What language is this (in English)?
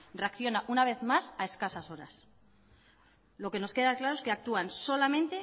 Spanish